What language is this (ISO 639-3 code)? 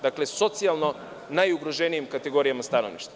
srp